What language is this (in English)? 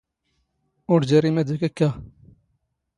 Standard Moroccan Tamazight